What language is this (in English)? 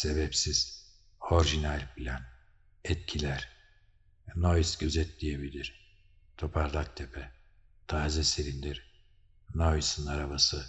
Turkish